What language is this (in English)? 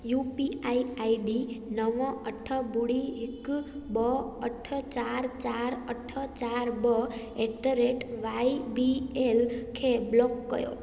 Sindhi